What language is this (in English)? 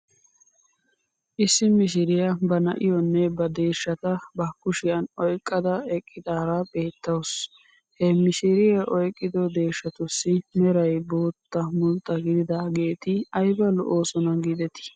Wolaytta